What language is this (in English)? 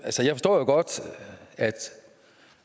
Danish